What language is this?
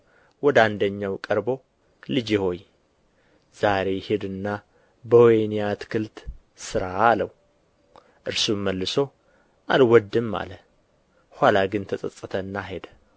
Amharic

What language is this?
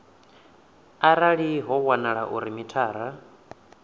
Venda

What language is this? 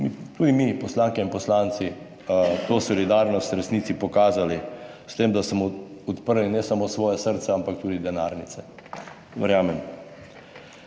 Slovenian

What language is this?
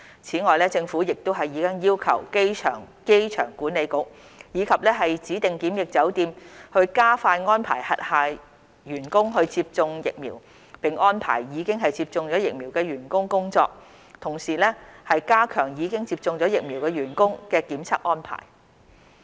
Cantonese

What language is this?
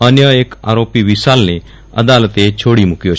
Gujarati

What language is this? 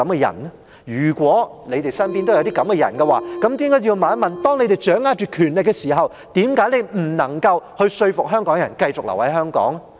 Cantonese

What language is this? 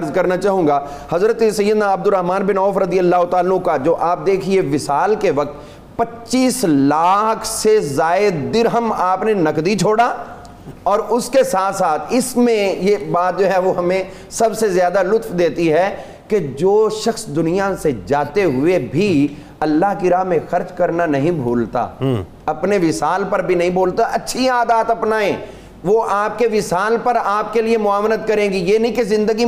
Urdu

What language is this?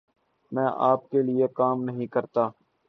Urdu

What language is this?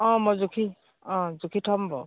Assamese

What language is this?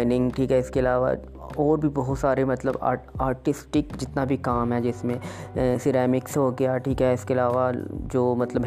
Urdu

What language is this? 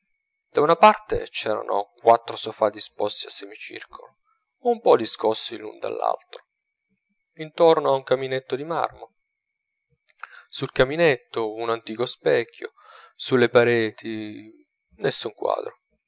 Italian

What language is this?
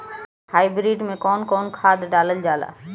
Bhojpuri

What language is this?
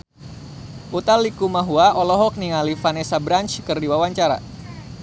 Sundanese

